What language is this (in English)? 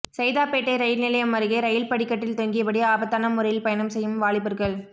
Tamil